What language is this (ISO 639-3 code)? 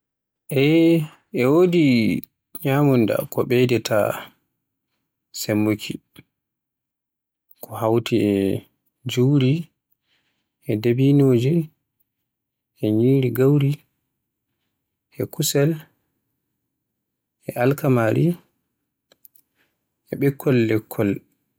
fue